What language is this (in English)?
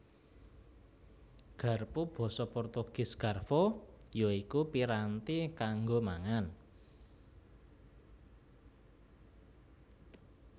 Javanese